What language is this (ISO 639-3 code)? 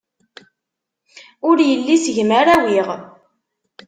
kab